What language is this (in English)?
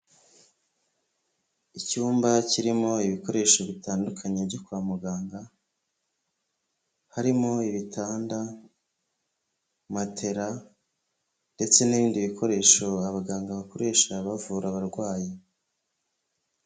Kinyarwanda